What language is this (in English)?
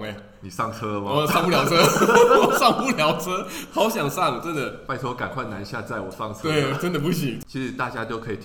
Chinese